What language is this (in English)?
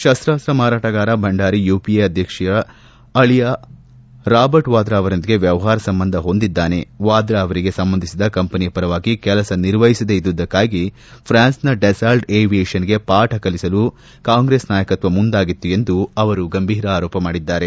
Kannada